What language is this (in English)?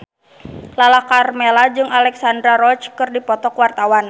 Sundanese